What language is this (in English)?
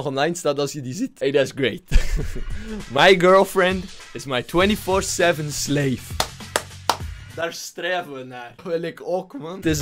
Dutch